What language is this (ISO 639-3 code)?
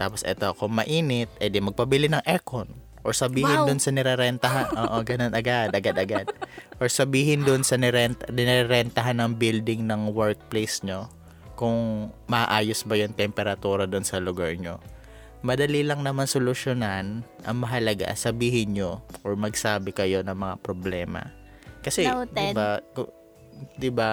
fil